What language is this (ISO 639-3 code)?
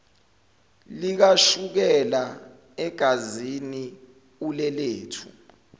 zul